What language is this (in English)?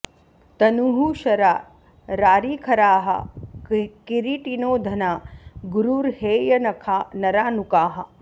Sanskrit